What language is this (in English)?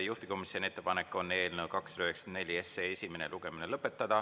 Estonian